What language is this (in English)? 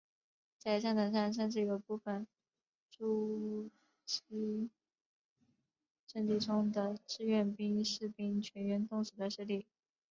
Chinese